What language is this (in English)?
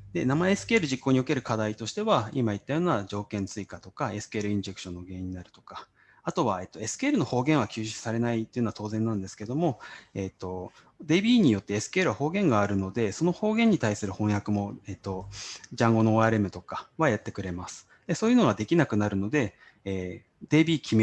Japanese